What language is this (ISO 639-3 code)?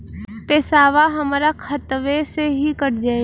bho